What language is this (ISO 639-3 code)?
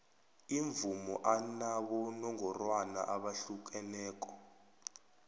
nbl